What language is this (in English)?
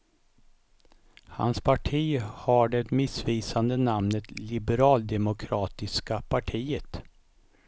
Swedish